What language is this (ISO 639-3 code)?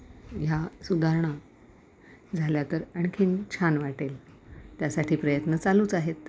mar